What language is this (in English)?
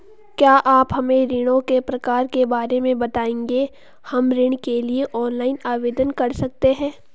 Hindi